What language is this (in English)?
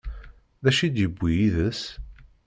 Kabyle